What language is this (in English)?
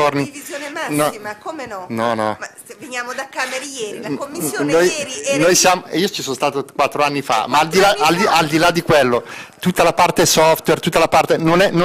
Italian